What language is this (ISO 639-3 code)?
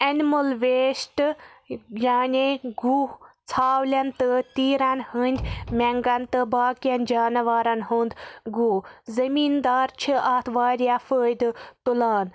kas